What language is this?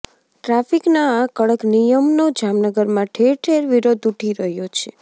Gujarati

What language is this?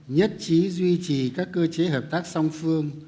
Vietnamese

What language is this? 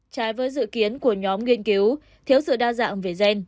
Vietnamese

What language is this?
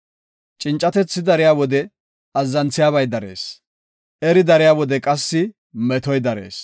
Gofa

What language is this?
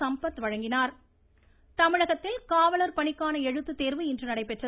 Tamil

